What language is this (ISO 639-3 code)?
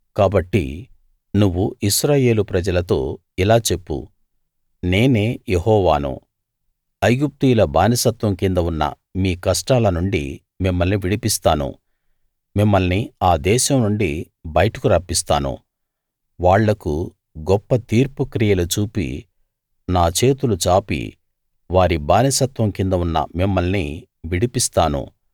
tel